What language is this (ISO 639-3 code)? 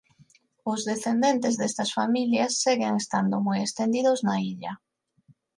glg